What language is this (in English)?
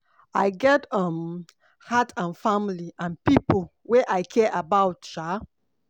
Nigerian Pidgin